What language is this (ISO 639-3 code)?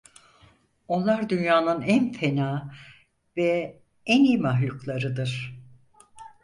tur